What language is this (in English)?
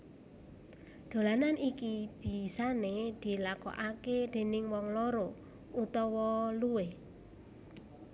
Javanese